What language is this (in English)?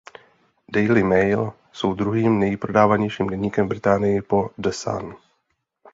Czech